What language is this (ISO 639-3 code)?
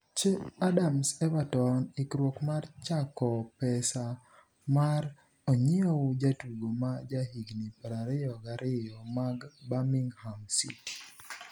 luo